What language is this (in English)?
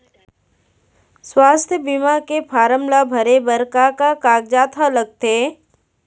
Chhattisgarhi